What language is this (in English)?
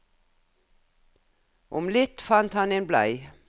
Norwegian